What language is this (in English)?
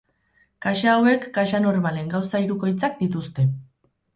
Basque